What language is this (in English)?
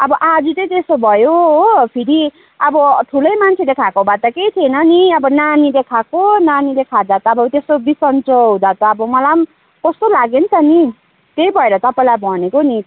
Nepali